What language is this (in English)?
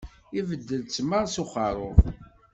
Kabyle